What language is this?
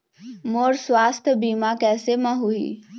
Chhattisgarhi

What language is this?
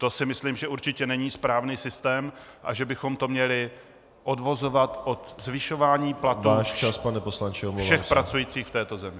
Czech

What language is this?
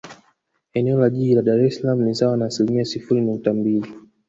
Swahili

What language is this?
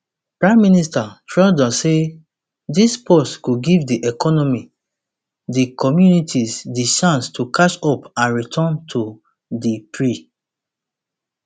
Nigerian Pidgin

